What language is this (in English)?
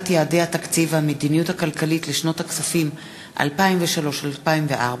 Hebrew